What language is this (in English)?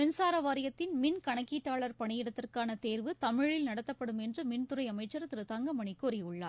Tamil